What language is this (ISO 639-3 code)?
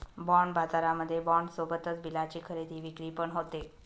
mar